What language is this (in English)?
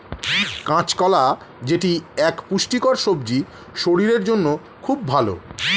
Bangla